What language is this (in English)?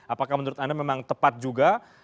Indonesian